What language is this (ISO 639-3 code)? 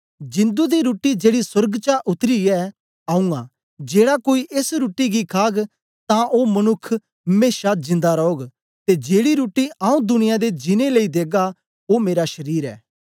doi